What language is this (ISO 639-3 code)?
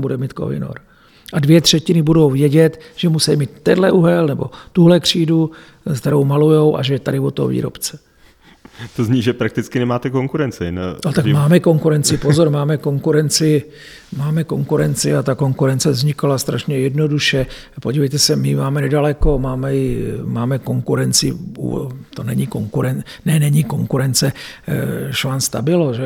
ces